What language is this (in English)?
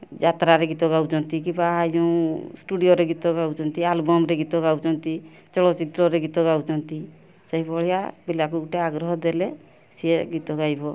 Odia